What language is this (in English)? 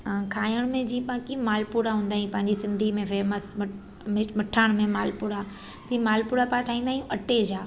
Sindhi